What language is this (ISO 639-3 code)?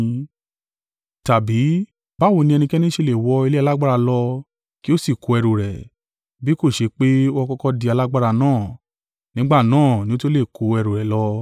yor